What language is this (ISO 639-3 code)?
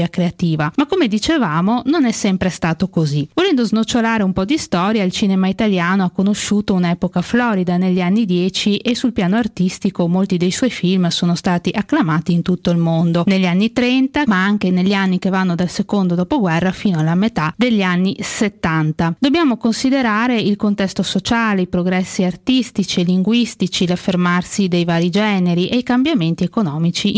ita